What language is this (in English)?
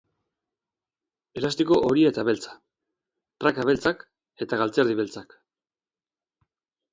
Basque